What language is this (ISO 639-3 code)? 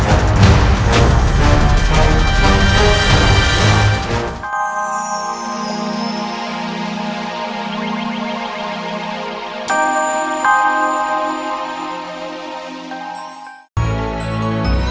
ind